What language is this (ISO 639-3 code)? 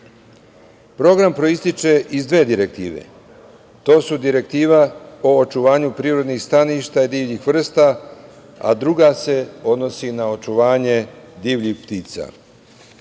srp